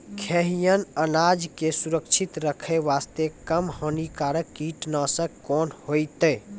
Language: Maithili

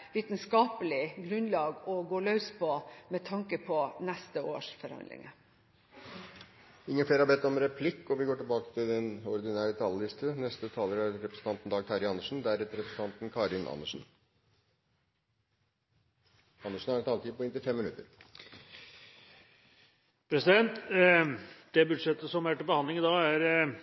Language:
Norwegian Bokmål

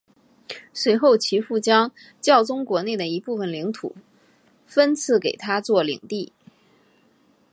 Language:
Chinese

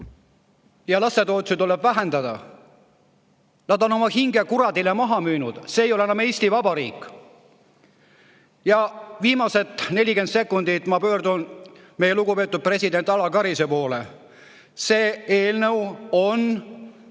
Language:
Estonian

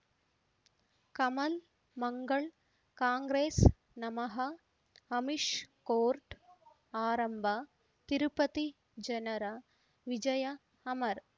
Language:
Kannada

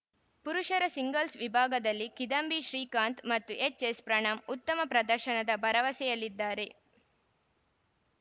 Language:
Kannada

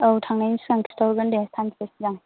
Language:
Bodo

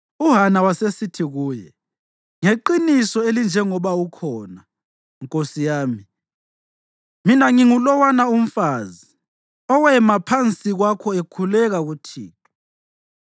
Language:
North Ndebele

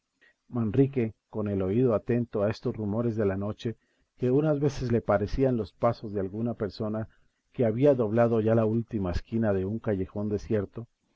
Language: Spanish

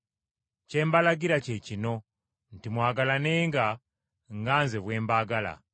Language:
Ganda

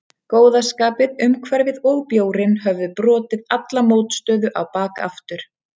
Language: Icelandic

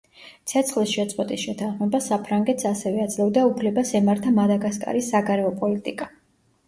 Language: Georgian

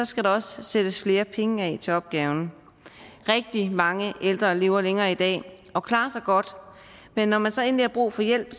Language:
Danish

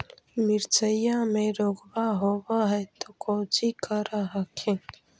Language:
Magahi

